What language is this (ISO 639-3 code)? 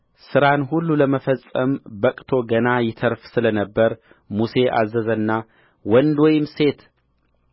amh